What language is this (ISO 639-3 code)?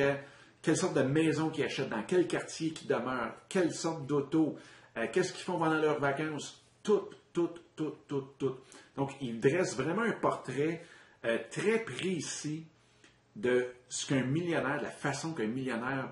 fra